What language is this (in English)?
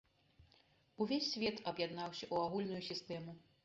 Belarusian